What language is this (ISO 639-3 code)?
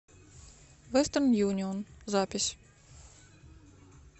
rus